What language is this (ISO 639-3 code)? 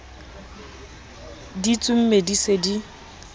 sot